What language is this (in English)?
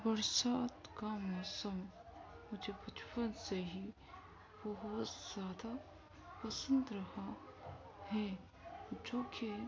Urdu